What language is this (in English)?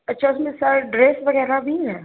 Urdu